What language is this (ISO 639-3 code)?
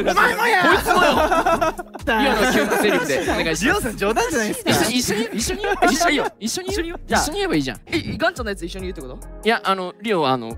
jpn